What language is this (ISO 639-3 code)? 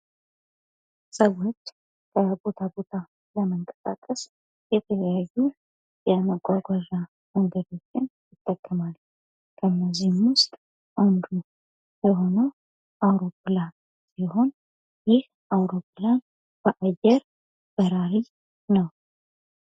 amh